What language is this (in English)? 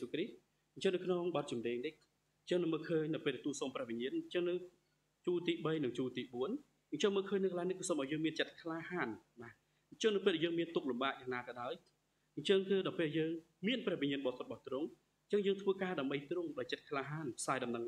Thai